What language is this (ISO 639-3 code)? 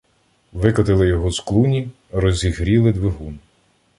ukr